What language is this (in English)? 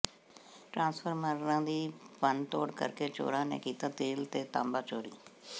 Punjabi